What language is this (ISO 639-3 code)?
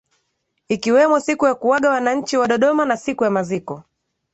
swa